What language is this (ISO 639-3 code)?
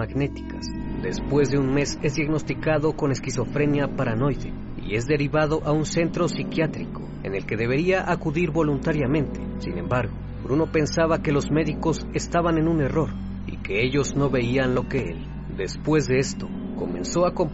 spa